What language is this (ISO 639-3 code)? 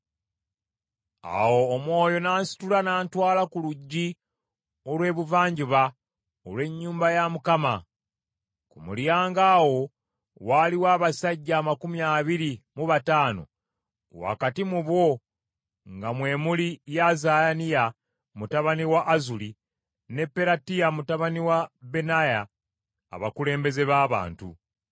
lug